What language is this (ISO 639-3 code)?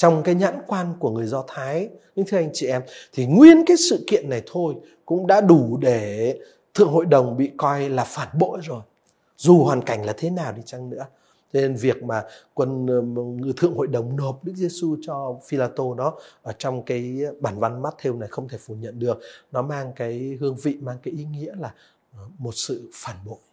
vie